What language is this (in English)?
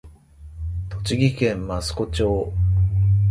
Japanese